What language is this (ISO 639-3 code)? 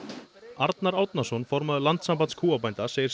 isl